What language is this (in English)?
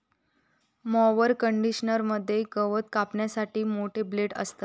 Marathi